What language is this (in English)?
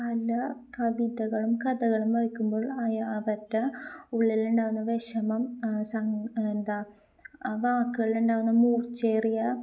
Malayalam